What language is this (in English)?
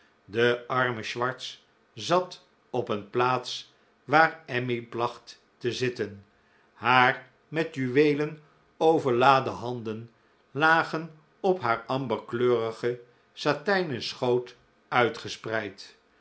Dutch